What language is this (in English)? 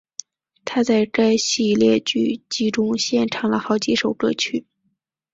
Chinese